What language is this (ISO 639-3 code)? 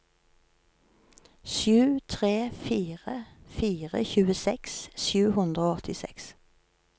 nor